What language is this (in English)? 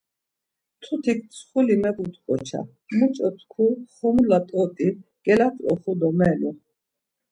Laz